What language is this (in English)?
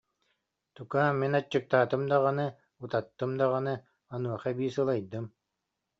Yakut